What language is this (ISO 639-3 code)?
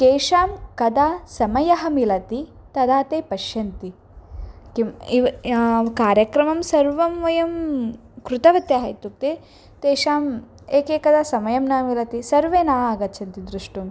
san